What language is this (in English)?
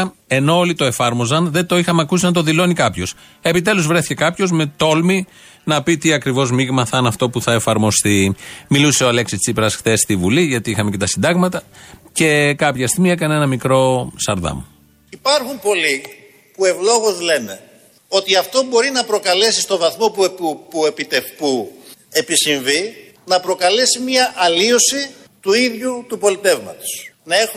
Greek